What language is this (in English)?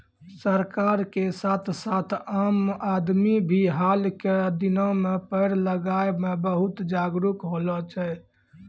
Maithili